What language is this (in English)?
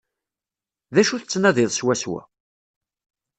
Kabyle